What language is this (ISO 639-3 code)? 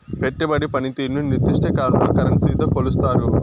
tel